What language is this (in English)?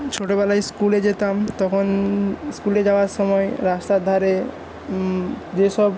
Bangla